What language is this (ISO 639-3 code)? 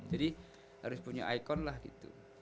ind